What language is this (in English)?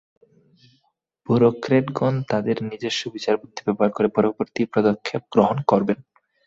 Bangla